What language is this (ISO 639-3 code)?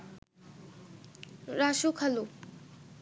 ben